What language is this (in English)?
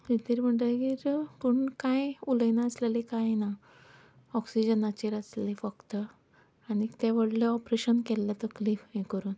Konkani